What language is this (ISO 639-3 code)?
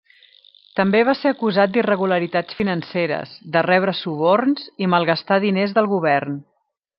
cat